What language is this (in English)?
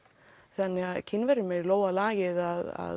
Icelandic